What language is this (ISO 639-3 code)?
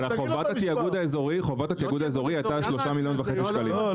heb